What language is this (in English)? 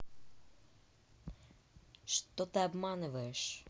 Russian